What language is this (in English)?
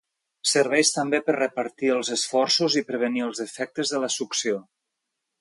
Catalan